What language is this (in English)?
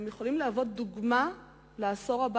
Hebrew